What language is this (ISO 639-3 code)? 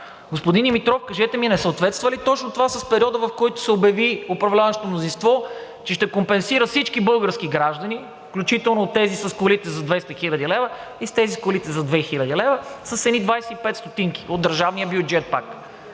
bul